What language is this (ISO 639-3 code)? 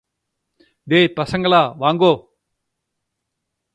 tam